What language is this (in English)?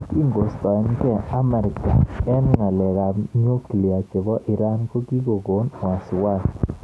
Kalenjin